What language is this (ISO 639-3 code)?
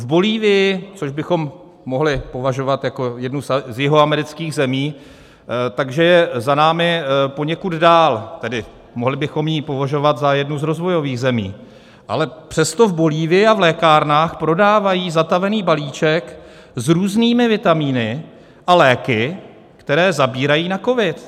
ces